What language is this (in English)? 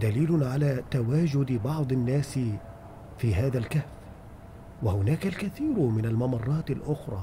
Arabic